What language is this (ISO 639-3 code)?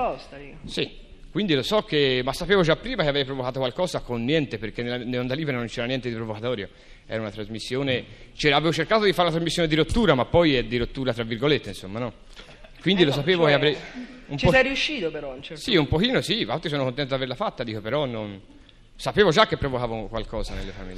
ita